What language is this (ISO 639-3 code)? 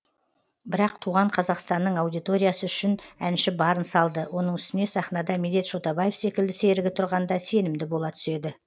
kaz